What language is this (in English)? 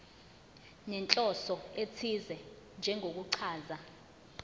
Zulu